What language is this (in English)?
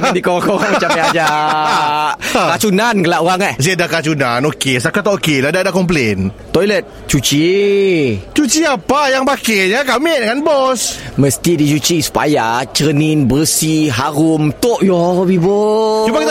Malay